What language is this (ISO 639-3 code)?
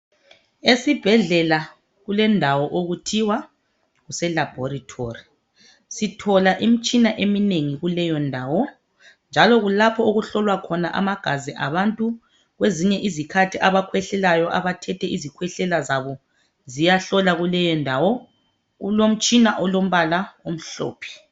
nde